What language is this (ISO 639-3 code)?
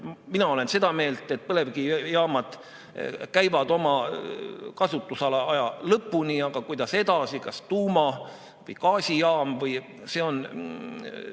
est